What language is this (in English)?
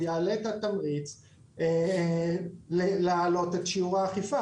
Hebrew